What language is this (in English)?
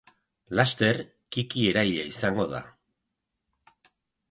Basque